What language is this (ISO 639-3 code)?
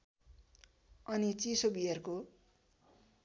nep